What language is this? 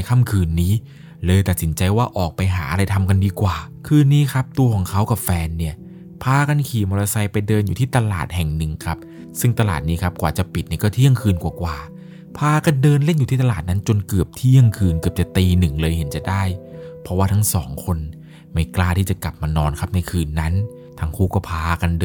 Thai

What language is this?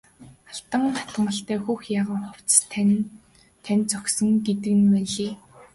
Mongolian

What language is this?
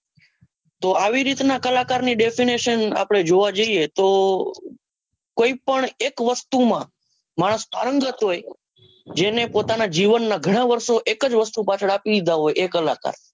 Gujarati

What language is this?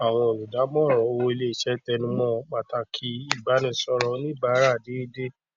Yoruba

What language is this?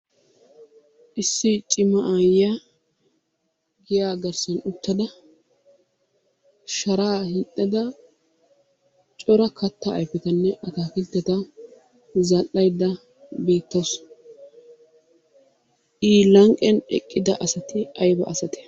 Wolaytta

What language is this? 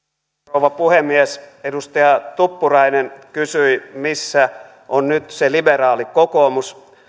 Finnish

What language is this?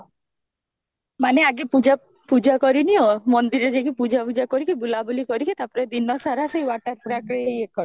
Odia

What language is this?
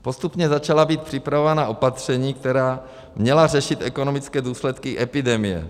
Czech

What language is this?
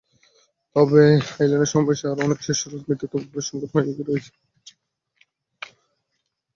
Bangla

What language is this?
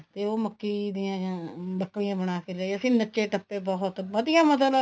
Punjabi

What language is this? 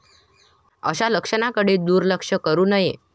Marathi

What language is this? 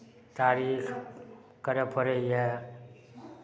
Maithili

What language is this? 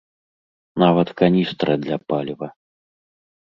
Belarusian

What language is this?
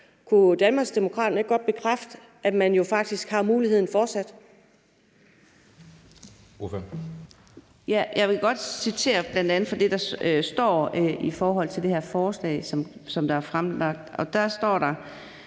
Danish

